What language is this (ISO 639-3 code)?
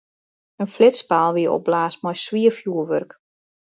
fry